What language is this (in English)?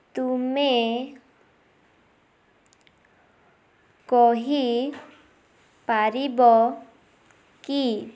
Odia